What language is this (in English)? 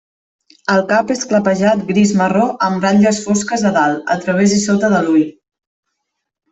Catalan